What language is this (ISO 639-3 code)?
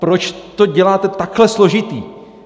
ces